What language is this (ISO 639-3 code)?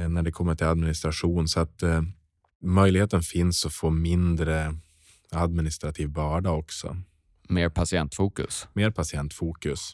swe